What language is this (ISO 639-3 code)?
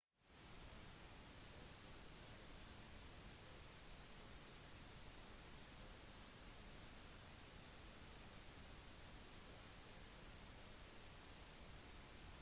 nob